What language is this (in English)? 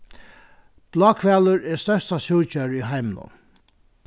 Faroese